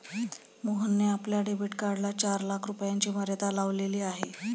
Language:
Marathi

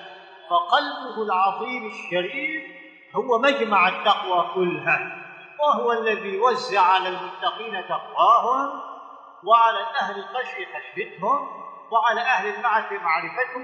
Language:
Arabic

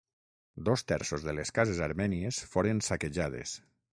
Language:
Catalan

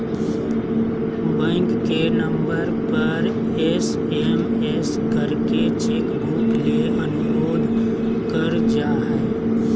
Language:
Magahi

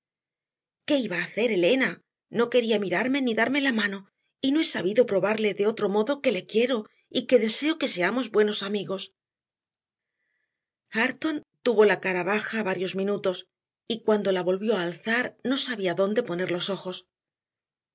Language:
Spanish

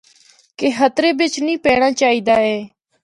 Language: Northern Hindko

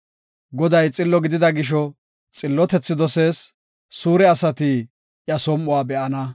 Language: Gofa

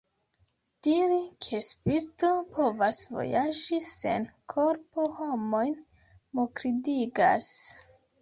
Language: Esperanto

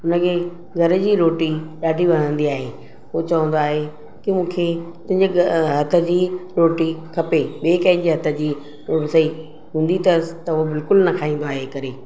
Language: Sindhi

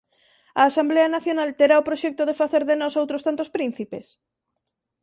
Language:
Galician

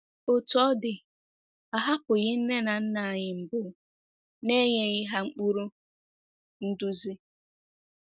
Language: Igbo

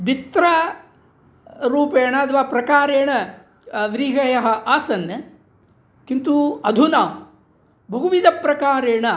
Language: Sanskrit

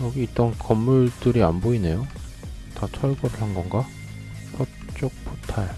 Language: Korean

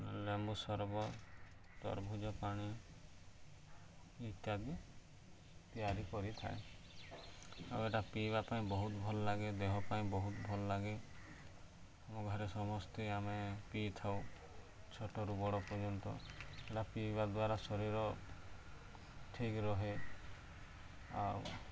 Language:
Odia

